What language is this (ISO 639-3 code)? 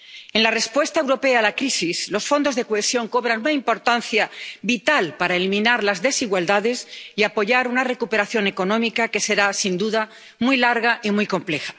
spa